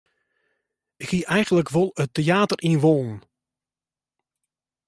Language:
Western Frisian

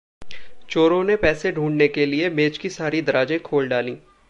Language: Hindi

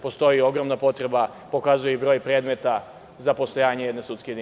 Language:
Serbian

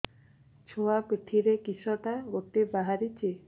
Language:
Odia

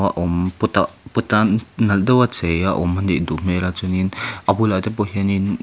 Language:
Mizo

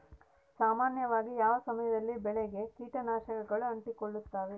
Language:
Kannada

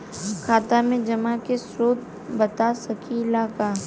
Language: Bhojpuri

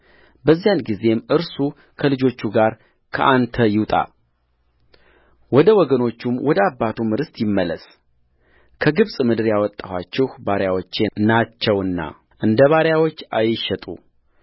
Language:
Amharic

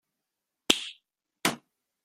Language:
Basque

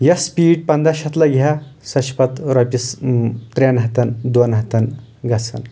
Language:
Kashmiri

